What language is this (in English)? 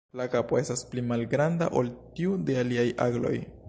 Esperanto